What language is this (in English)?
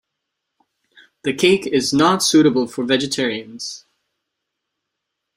English